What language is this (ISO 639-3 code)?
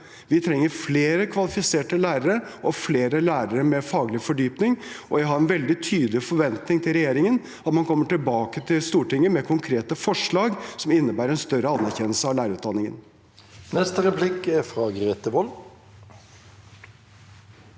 nor